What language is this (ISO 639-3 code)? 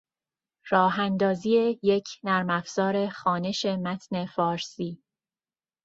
fas